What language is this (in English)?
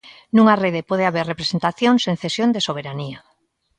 Galician